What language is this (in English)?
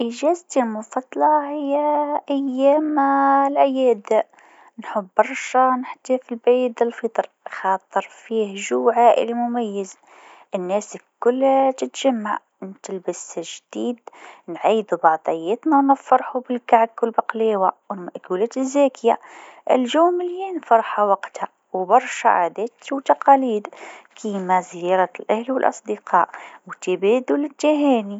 Tunisian Arabic